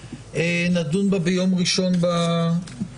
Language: Hebrew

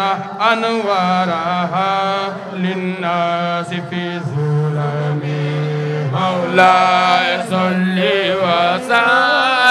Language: Arabic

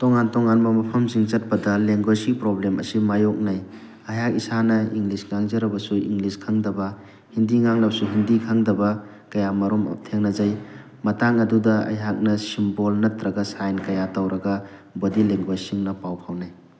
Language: Manipuri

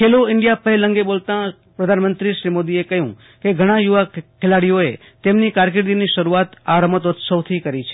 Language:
Gujarati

